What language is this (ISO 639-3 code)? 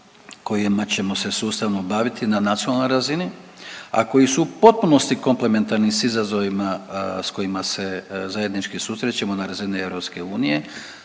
hrv